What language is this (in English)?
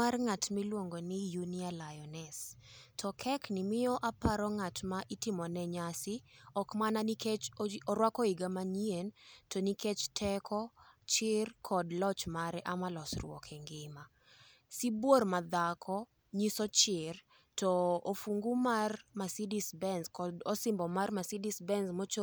Luo (Kenya and Tanzania)